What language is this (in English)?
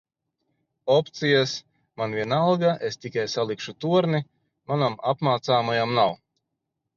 Latvian